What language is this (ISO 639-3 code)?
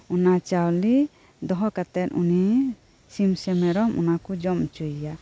sat